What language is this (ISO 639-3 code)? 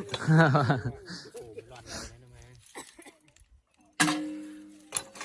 vie